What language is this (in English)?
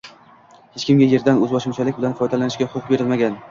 Uzbek